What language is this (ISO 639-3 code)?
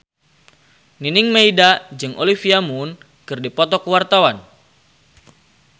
sun